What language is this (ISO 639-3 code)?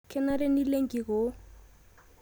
mas